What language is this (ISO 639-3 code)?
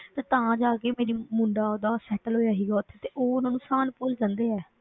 pan